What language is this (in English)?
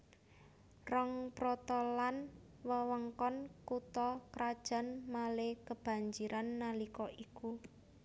Javanese